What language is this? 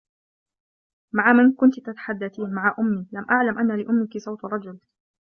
Arabic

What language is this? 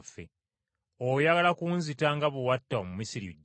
Ganda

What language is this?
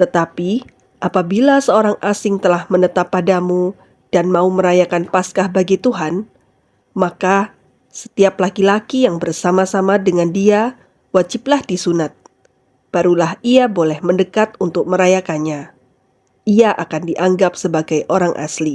Indonesian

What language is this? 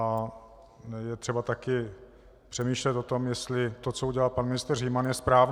Czech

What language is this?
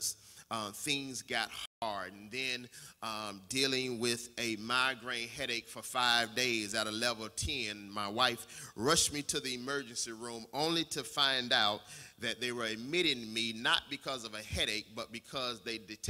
English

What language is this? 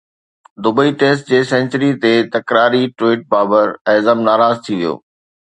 Sindhi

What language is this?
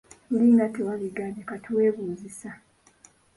Ganda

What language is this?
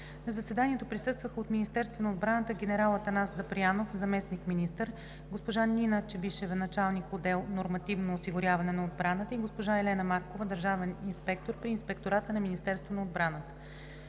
Bulgarian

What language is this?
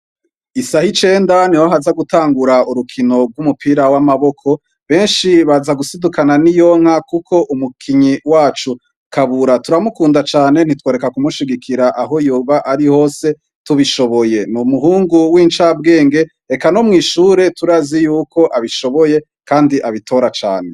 Rundi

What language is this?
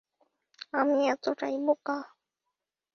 Bangla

